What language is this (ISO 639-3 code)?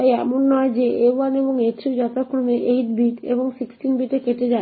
ben